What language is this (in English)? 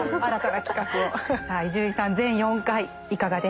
Japanese